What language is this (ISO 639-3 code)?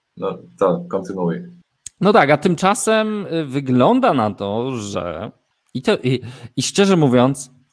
pol